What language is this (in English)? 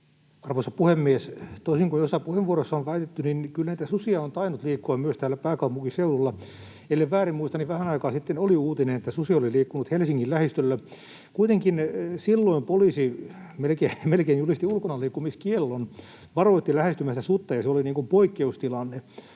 Finnish